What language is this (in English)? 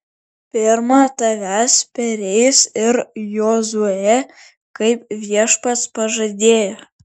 Lithuanian